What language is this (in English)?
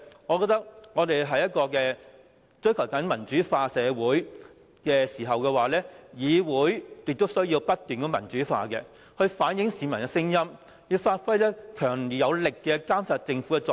Cantonese